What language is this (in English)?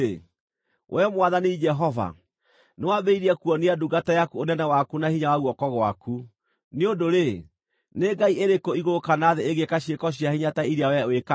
Kikuyu